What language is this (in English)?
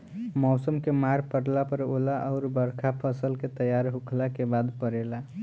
Bhojpuri